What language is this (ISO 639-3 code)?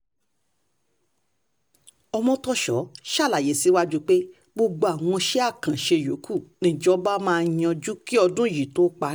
yor